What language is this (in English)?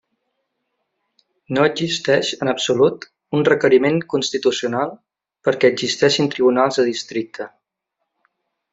Catalan